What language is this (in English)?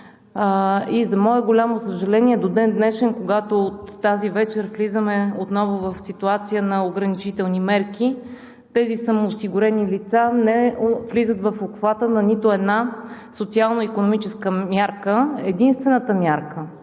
Bulgarian